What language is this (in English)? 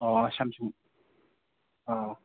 Manipuri